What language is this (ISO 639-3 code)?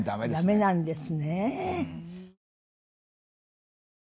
jpn